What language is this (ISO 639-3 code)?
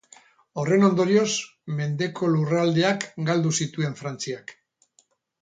eus